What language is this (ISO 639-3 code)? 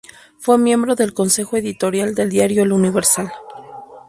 spa